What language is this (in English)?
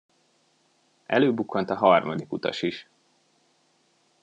Hungarian